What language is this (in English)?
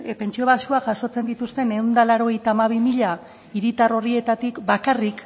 Basque